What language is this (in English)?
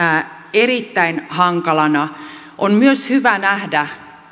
Finnish